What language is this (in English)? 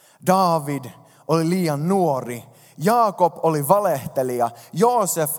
Finnish